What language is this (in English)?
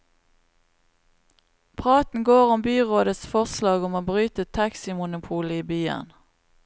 Norwegian